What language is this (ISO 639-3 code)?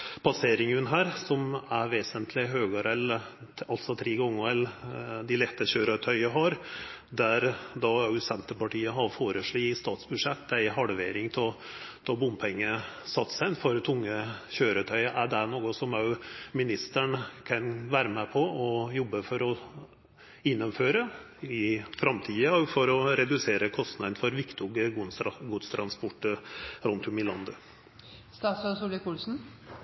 nno